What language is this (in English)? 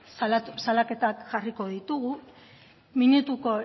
Basque